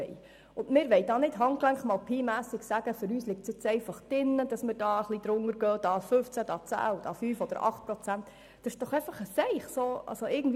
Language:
Swiss German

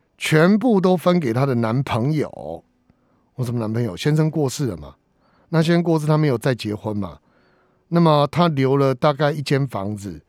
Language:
Chinese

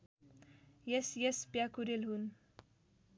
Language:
Nepali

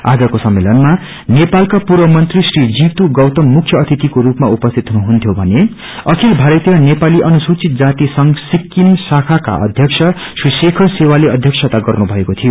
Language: Nepali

